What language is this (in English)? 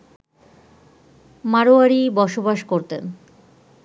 Bangla